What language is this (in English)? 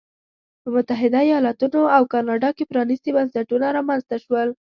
Pashto